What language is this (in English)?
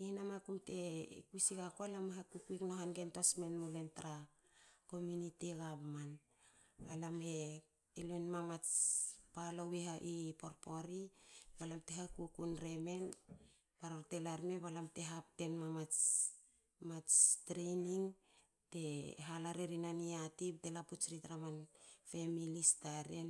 Hakö